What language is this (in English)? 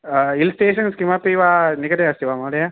Sanskrit